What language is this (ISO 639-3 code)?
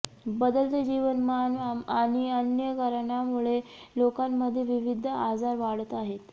mar